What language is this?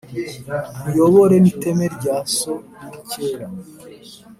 Kinyarwanda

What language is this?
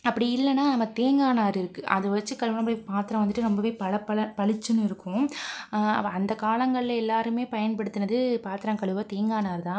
Tamil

